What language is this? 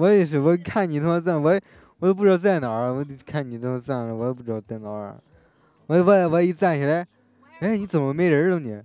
Chinese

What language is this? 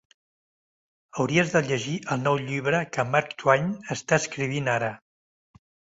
Catalan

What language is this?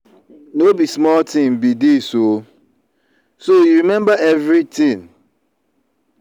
Nigerian Pidgin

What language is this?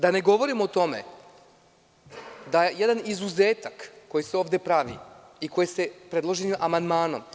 Serbian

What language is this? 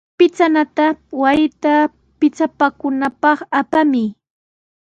Sihuas Ancash Quechua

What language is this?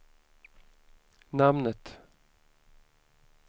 Swedish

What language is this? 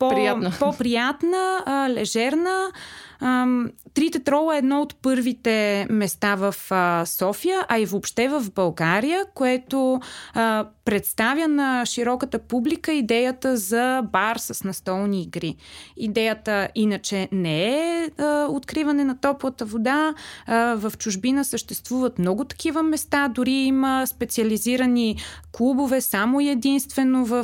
Bulgarian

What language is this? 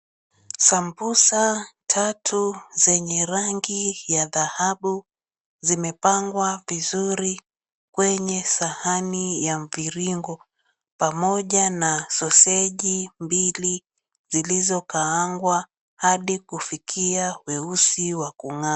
Swahili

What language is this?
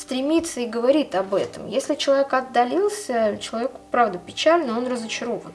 Russian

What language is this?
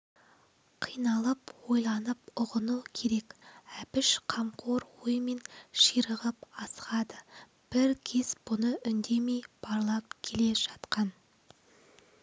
Kazakh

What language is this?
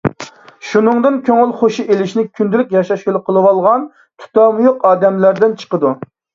Uyghur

